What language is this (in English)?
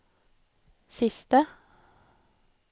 Norwegian